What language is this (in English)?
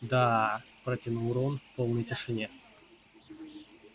Russian